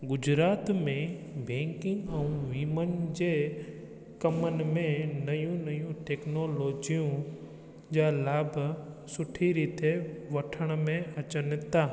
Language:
Sindhi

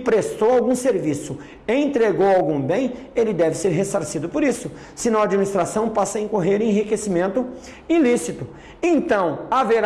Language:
Portuguese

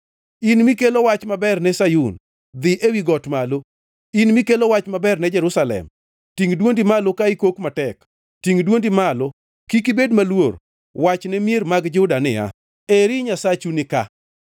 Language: Luo (Kenya and Tanzania)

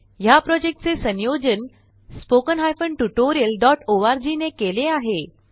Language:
Marathi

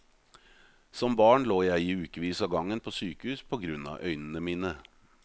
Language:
Norwegian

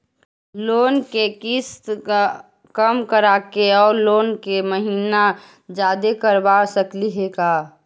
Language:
Magahi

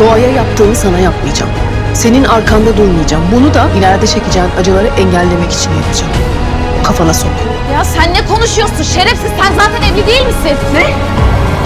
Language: Turkish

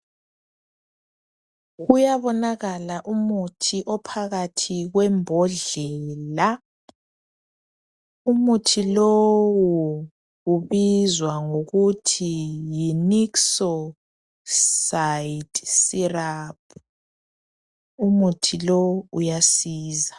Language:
North Ndebele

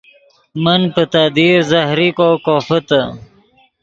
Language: Yidgha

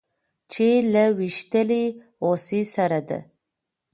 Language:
Pashto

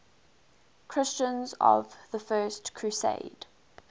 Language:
English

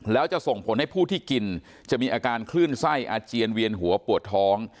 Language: Thai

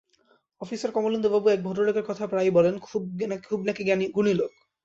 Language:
Bangla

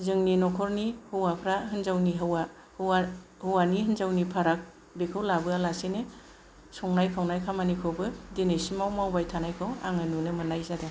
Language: Bodo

